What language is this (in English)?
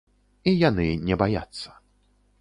Belarusian